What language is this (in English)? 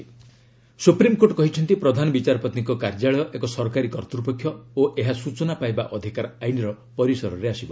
Odia